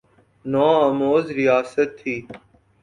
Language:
Urdu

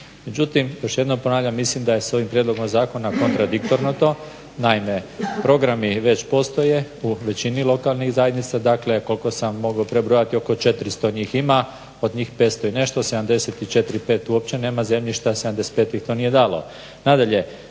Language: Croatian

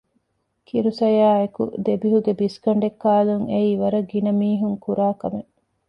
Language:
Divehi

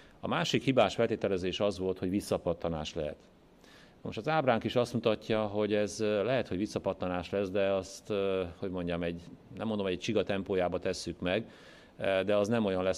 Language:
Hungarian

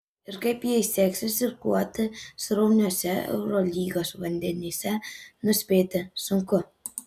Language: Lithuanian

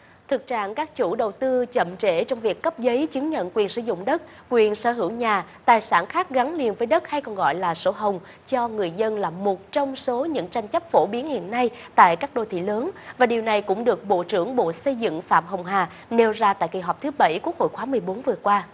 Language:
Vietnamese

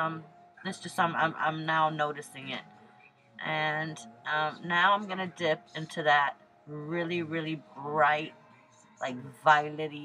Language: English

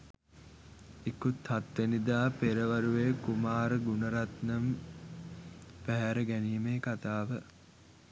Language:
Sinhala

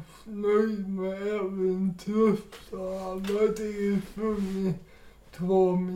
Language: Swedish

